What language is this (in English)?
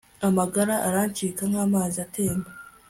Kinyarwanda